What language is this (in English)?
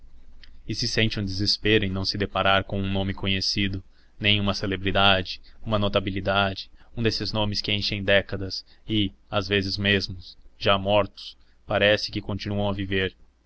Portuguese